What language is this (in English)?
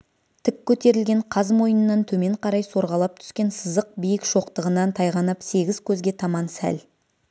Kazakh